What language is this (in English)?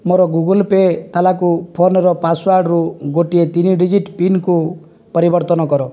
Odia